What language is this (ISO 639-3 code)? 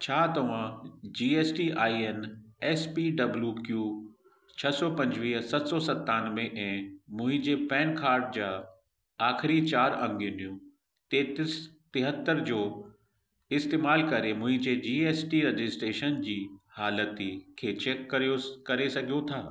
snd